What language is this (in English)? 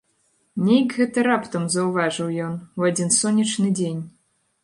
Belarusian